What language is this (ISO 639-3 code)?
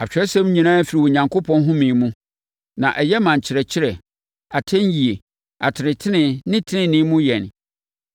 aka